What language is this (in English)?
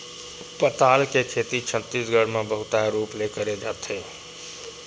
Chhattisgarhi